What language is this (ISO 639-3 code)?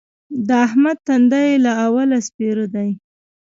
pus